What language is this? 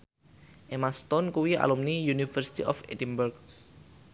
Javanese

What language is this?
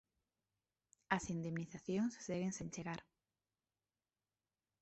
Galician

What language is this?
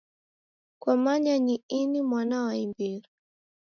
Taita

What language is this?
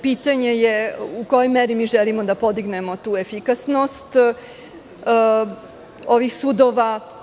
Serbian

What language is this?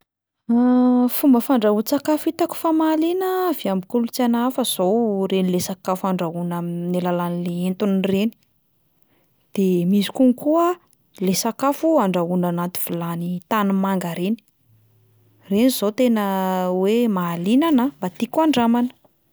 Malagasy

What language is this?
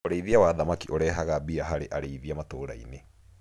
Kikuyu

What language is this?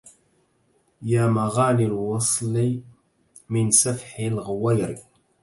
Arabic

